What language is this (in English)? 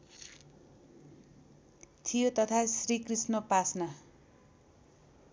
Nepali